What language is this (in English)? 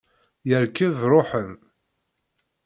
Kabyle